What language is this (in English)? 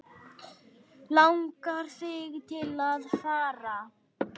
Icelandic